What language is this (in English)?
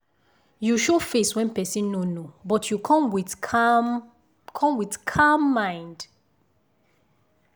Nigerian Pidgin